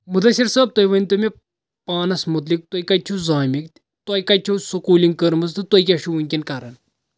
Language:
Kashmiri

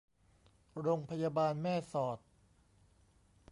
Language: Thai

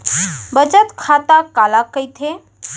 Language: Chhattisgarhi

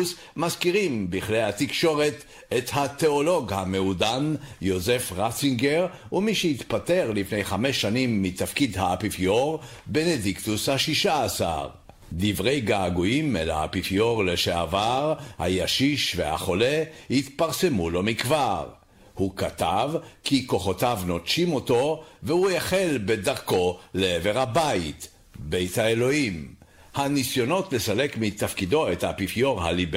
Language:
Hebrew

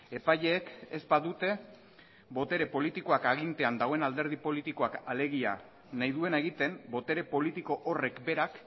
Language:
Basque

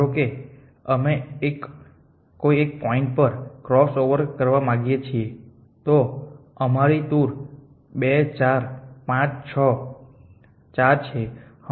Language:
Gujarati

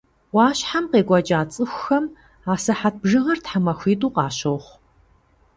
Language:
Kabardian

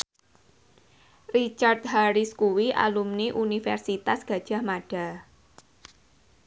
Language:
Javanese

